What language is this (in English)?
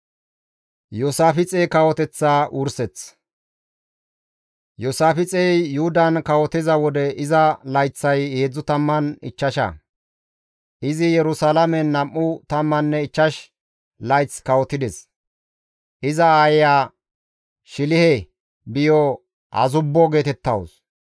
Gamo